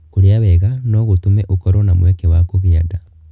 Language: Kikuyu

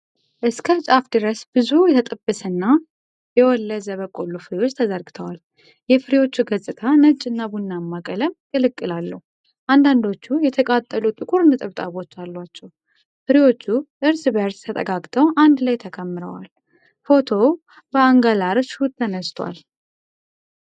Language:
Amharic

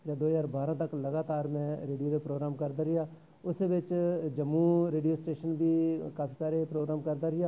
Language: Dogri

